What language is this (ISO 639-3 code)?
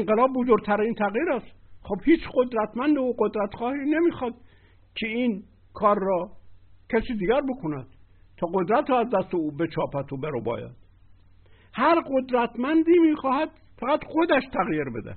fas